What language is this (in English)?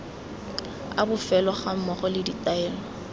Tswana